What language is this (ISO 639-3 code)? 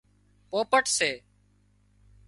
kxp